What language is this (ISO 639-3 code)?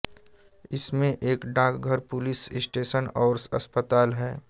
hin